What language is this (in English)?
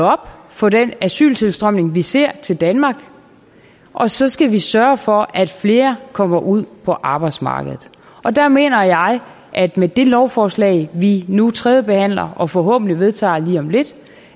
Danish